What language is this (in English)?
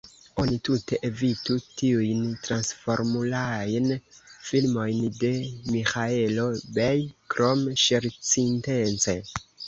Esperanto